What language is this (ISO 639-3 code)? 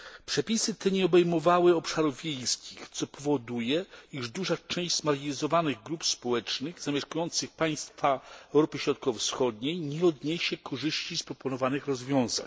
pol